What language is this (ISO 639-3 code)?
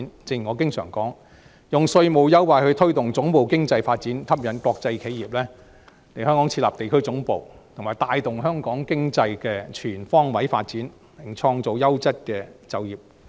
yue